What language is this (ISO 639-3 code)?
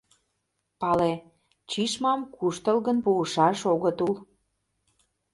chm